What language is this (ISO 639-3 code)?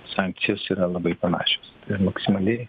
lit